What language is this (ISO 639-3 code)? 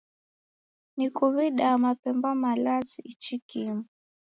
dav